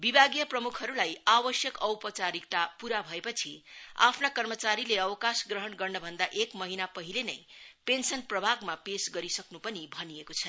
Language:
Nepali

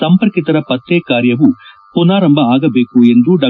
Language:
Kannada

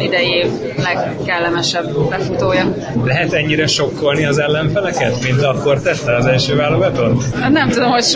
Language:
Hungarian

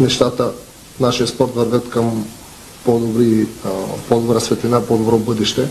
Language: Bulgarian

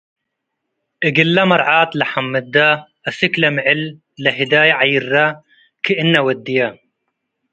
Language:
Tigre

